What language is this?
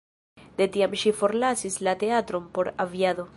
Esperanto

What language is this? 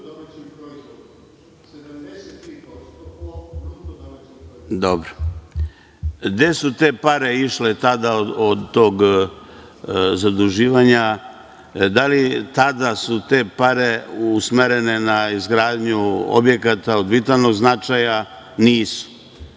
Serbian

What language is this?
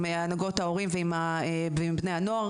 Hebrew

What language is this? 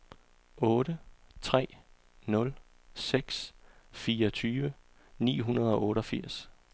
Danish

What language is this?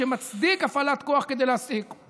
Hebrew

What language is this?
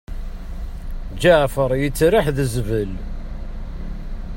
Kabyle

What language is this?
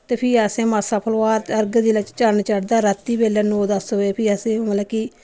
Dogri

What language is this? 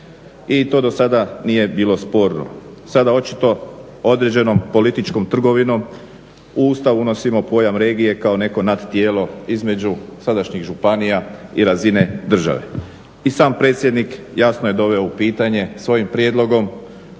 Croatian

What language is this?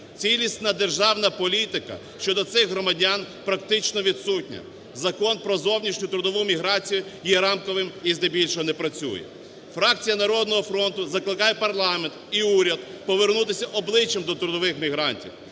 Ukrainian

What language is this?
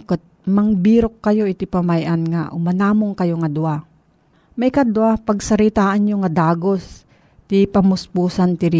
Filipino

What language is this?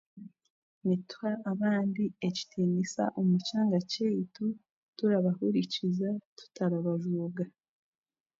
Chiga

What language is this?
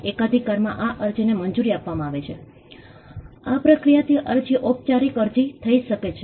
Gujarati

